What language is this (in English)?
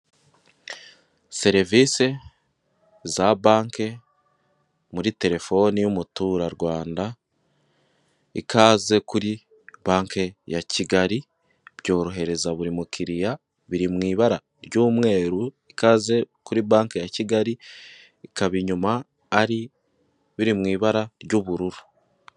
Kinyarwanda